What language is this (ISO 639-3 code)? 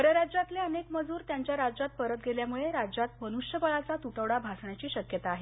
mar